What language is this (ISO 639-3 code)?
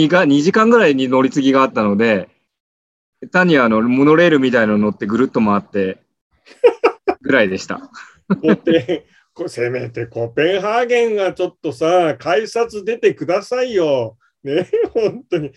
jpn